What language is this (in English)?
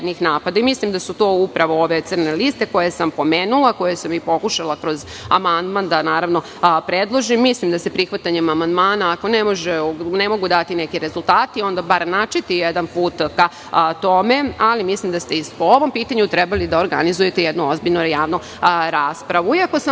Serbian